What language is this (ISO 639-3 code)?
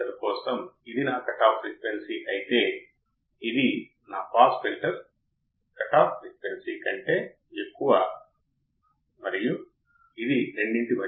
tel